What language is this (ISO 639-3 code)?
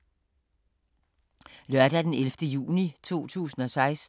dan